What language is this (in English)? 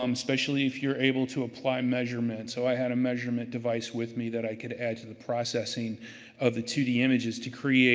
English